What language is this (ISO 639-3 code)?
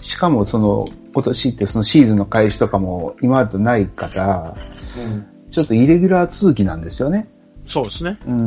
jpn